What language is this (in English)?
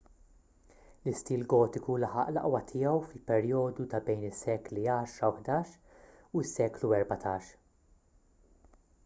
Maltese